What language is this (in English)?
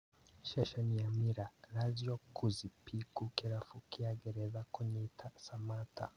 Kikuyu